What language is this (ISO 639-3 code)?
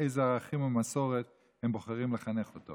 heb